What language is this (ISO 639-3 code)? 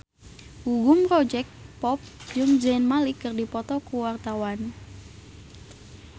sun